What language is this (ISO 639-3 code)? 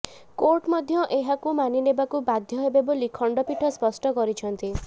ori